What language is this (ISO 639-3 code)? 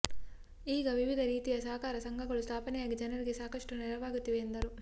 kan